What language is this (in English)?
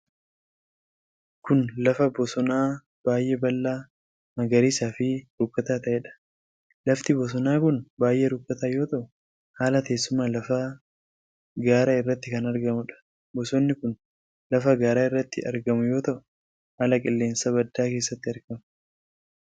Oromo